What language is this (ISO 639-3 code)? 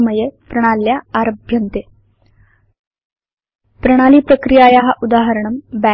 san